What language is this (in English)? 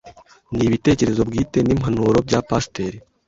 Kinyarwanda